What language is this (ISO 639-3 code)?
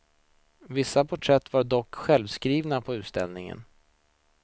swe